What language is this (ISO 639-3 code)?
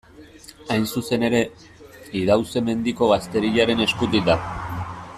eus